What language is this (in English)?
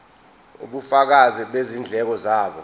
Zulu